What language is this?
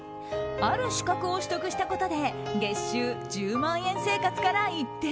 Japanese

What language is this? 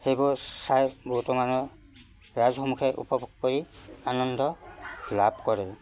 Assamese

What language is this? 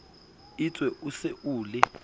Southern Sotho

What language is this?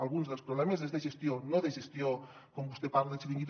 Catalan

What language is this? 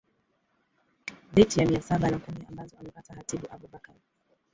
Swahili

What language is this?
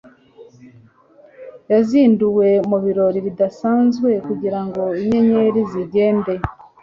Kinyarwanda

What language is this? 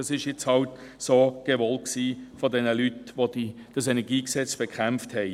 Swiss German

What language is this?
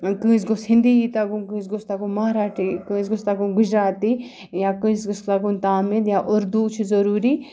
Kashmiri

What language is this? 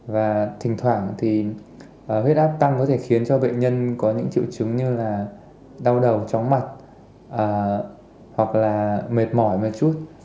Vietnamese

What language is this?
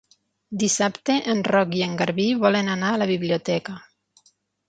Catalan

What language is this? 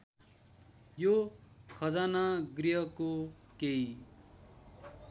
Nepali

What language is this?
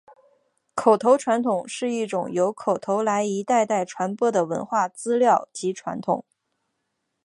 Chinese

